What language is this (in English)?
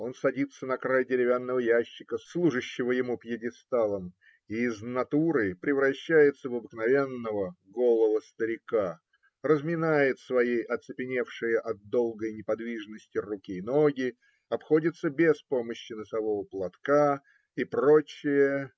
Russian